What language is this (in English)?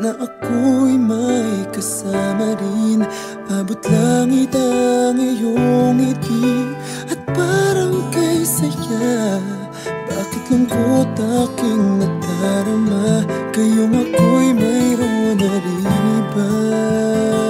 Arabic